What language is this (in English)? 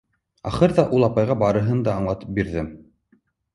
Bashkir